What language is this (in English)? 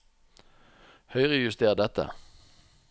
Norwegian